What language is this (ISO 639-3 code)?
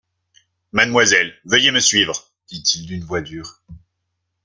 fra